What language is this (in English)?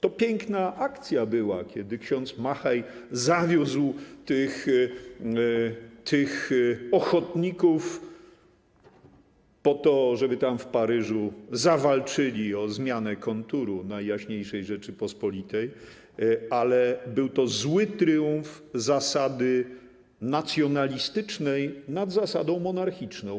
Polish